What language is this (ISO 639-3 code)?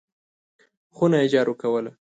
pus